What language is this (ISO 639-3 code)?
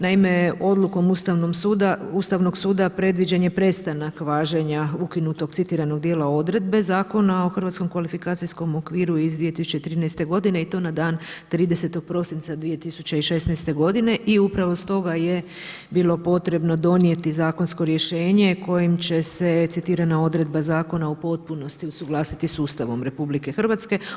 hrv